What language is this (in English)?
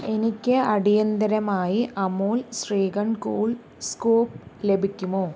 Malayalam